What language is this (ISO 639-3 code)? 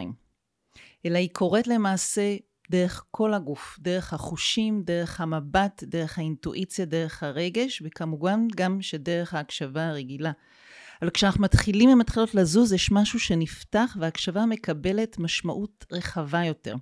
heb